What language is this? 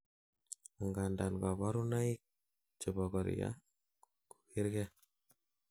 Kalenjin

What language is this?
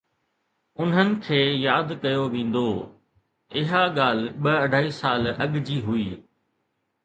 Sindhi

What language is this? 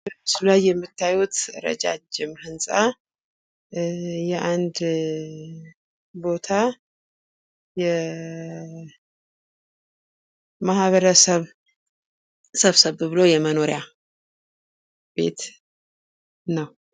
Amharic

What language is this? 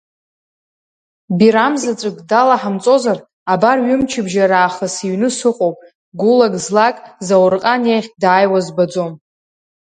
Abkhazian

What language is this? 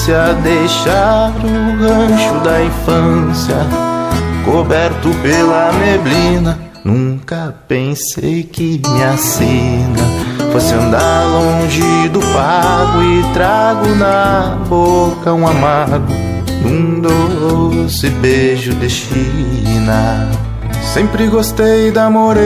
Portuguese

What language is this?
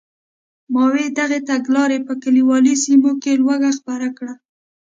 Pashto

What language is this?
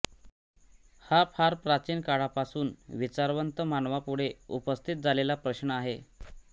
Marathi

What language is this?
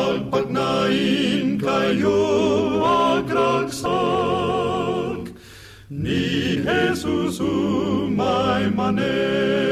Filipino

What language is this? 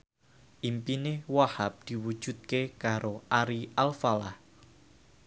Javanese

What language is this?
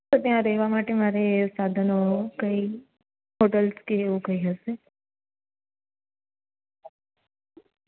Gujarati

